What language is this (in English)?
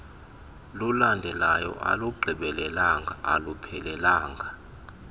Xhosa